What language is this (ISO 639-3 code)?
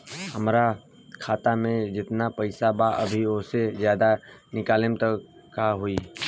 bho